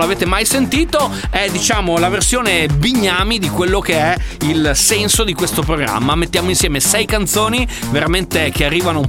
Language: Italian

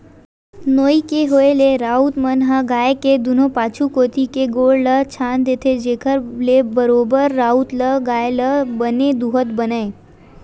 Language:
Chhattisgarhi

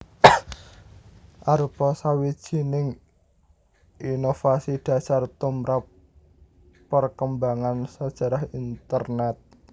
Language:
Javanese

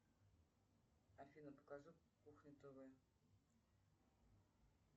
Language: Russian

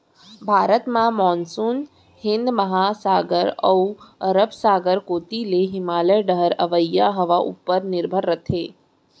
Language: Chhattisgarhi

